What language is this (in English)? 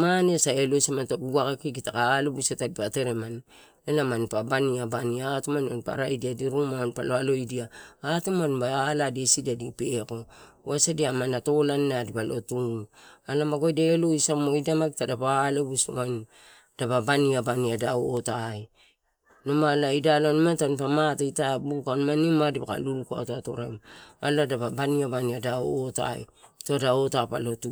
Torau